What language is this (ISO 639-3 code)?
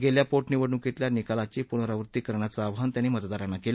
mar